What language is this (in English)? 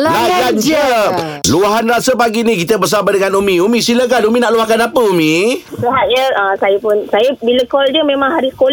Malay